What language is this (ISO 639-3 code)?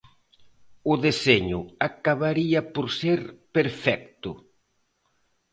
glg